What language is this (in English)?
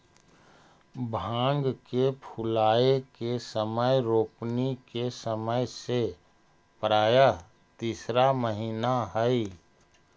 Magahi